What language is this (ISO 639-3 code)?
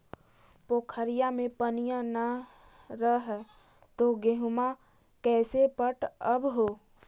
mag